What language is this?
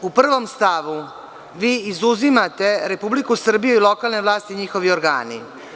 Serbian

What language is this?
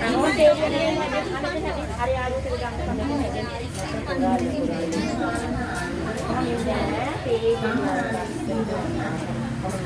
Sinhala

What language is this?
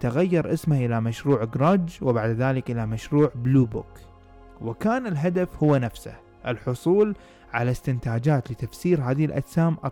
Arabic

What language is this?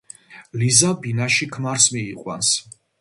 Georgian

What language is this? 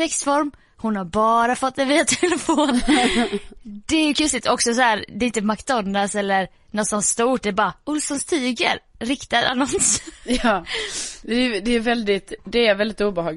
Swedish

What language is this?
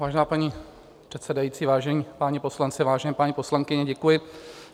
Czech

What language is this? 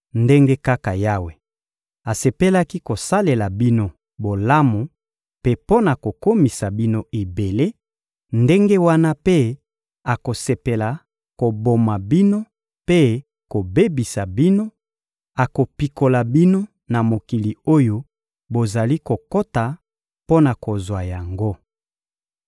Lingala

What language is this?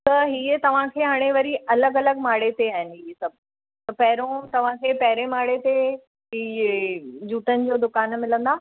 Sindhi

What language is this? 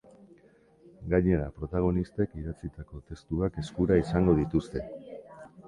Basque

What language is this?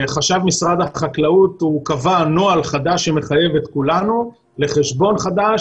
Hebrew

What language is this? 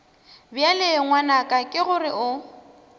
Northern Sotho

